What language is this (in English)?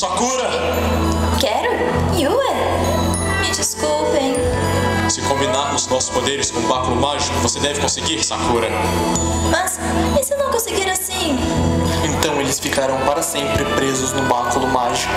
Portuguese